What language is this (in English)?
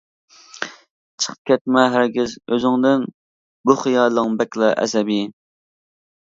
Uyghur